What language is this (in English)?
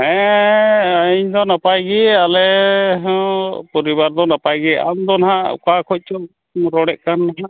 Santali